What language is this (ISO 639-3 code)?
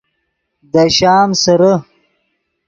ydg